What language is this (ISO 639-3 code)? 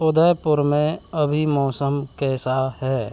hin